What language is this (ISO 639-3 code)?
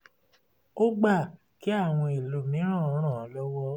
yor